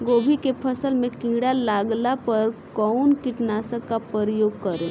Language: Bhojpuri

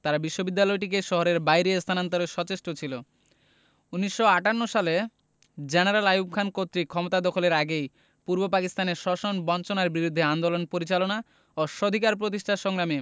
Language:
Bangla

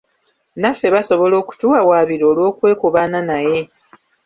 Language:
Ganda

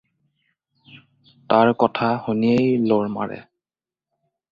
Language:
Assamese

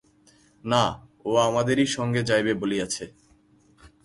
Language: Bangla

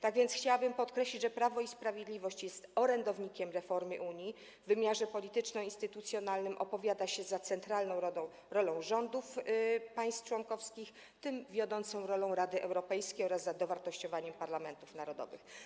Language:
Polish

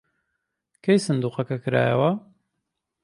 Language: Central Kurdish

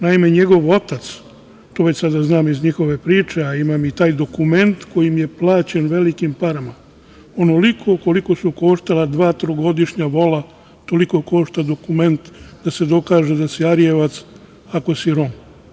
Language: Serbian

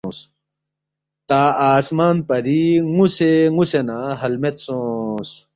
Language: Balti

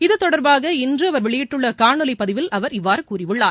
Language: Tamil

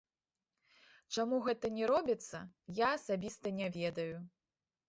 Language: Belarusian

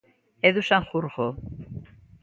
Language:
Galician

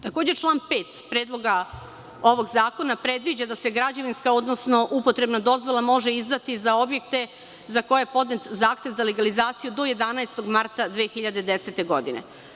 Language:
Serbian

